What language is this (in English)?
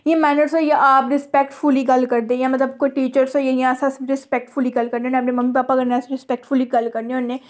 Dogri